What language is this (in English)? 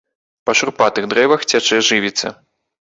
Belarusian